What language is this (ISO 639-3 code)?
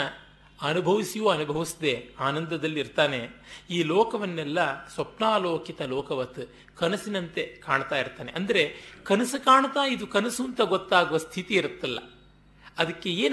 kan